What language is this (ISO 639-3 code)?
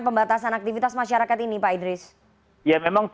ind